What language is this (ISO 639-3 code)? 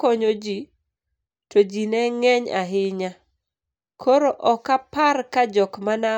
luo